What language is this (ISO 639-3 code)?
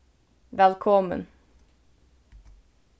fao